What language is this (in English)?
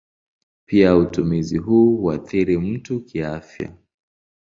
Swahili